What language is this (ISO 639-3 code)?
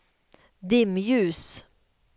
swe